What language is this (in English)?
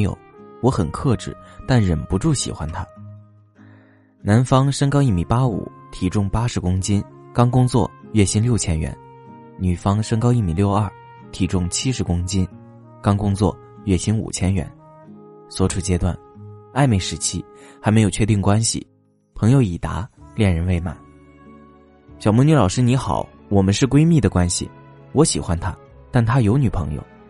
Chinese